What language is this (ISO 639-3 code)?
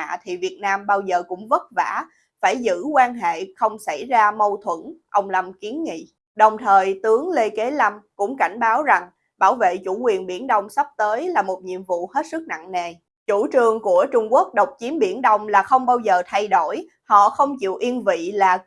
vie